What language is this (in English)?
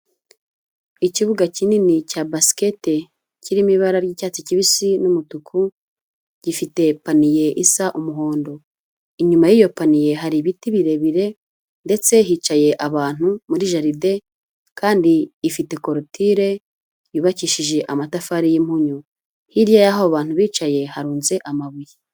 Kinyarwanda